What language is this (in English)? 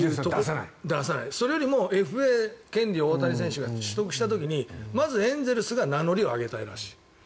Japanese